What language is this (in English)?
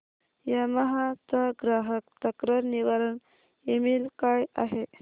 Marathi